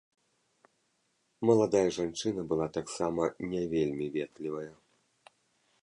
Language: Belarusian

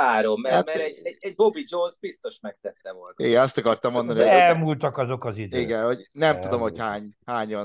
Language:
Hungarian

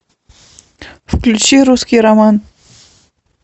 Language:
Russian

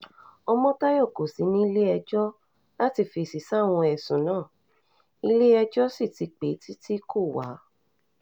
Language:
Yoruba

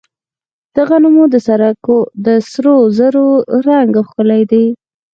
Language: Pashto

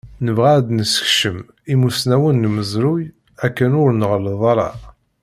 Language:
Kabyle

